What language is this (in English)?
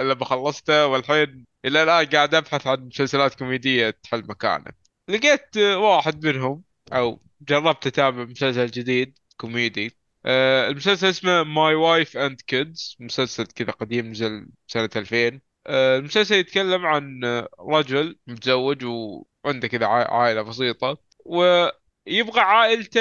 Arabic